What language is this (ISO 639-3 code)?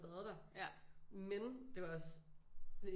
dan